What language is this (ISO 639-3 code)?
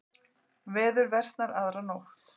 isl